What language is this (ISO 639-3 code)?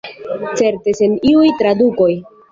epo